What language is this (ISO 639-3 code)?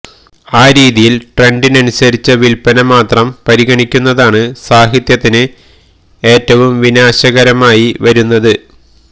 mal